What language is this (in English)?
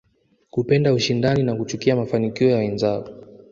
Swahili